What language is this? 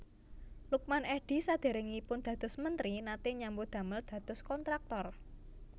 Javanese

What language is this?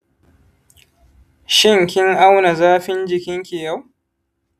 Hausa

